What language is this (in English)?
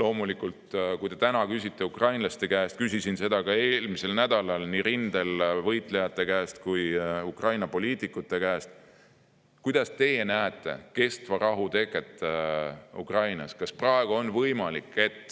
Estonian